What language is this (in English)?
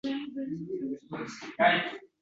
Uzbek